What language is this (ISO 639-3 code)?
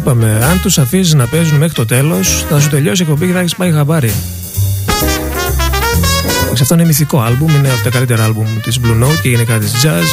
ell